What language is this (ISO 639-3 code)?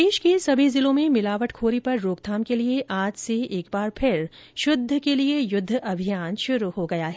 hin